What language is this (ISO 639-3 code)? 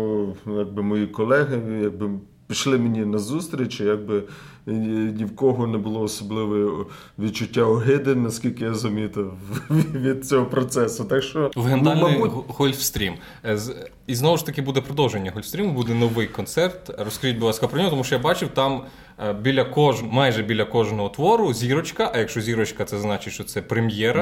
ukr